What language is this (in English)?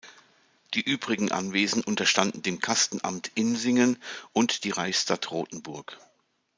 German